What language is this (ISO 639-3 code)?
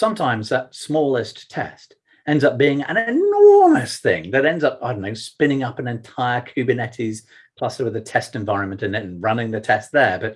eng